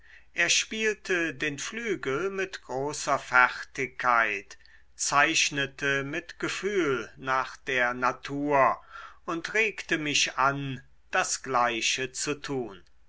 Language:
German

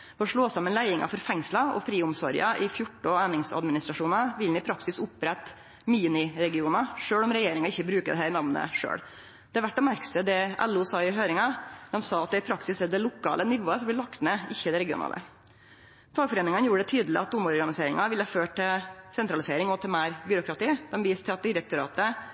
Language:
Norwegian Nynorsk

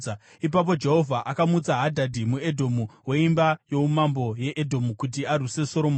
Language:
Shona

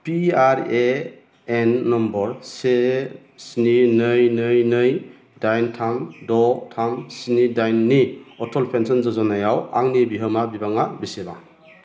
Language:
Bodo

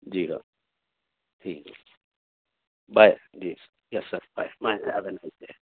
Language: Urdu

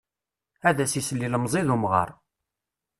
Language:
Kabyle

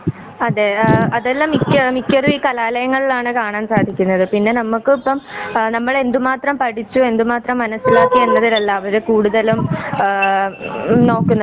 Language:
Malayalam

